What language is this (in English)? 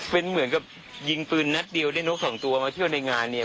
Thai